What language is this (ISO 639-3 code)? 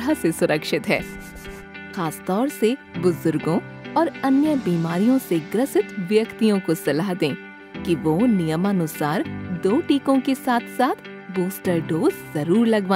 hin